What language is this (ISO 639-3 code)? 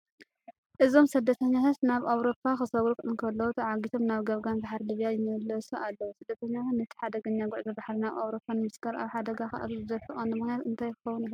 tir